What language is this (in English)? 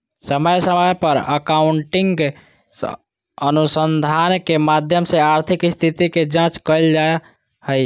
Magahi